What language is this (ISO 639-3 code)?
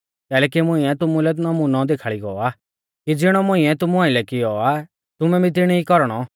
bfz